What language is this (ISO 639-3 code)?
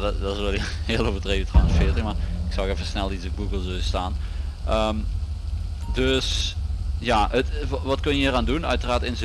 nld